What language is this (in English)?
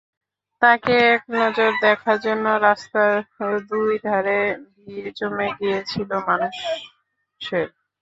Bangla